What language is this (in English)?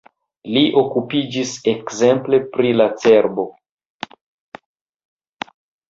Esperanto